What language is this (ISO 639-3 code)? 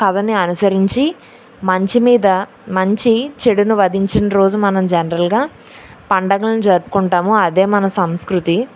tel